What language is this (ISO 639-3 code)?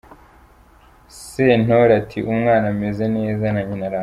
kin